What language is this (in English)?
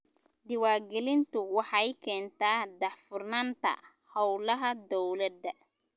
Somali